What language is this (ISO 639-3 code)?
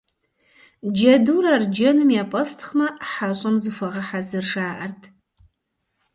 kbd